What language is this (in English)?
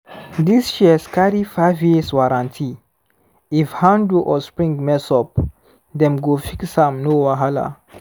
Nigerian Pidgin